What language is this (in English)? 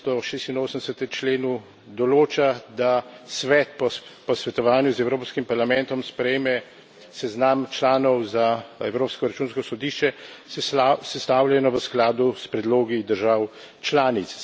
Slovenian